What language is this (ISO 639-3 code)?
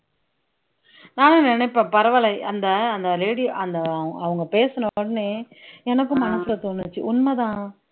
tam